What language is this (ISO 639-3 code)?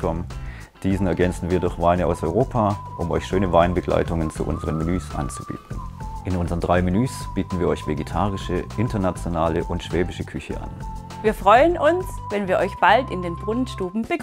deu